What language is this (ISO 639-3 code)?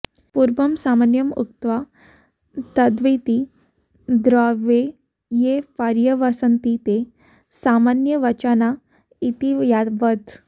san